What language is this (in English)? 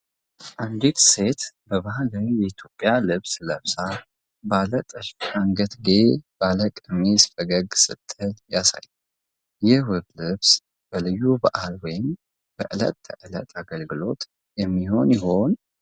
Amharic